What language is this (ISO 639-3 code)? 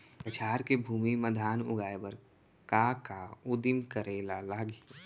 hne